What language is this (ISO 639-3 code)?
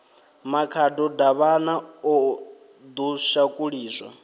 ven